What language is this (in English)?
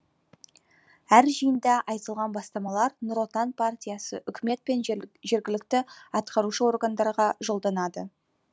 Kazakh